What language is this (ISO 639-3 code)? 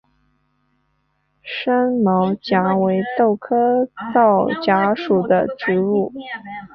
zho